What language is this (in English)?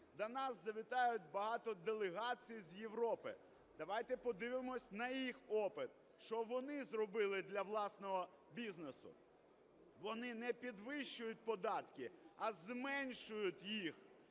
Ukrainian